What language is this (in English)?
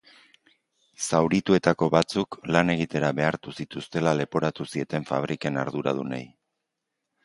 Basque